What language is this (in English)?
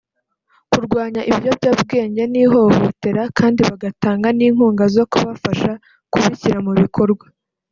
Kinyarwanda